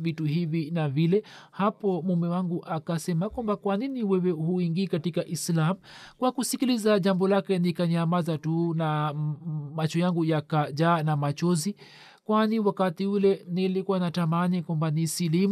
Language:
Swahili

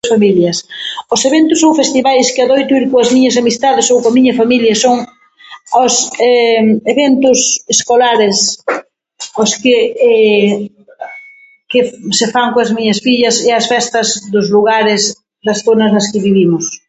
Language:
Galician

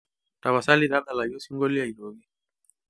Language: Masai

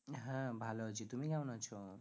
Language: Bangla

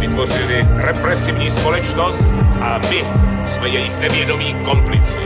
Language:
Czech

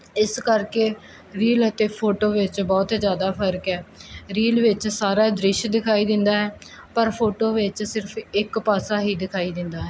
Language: Punjabi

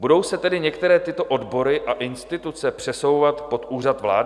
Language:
Czech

